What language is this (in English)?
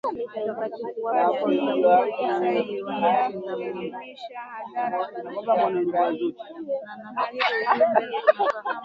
Swahili